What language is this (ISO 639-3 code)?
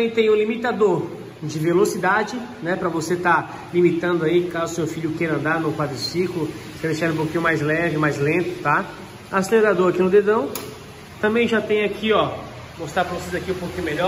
por